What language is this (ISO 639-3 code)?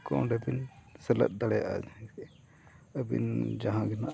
sat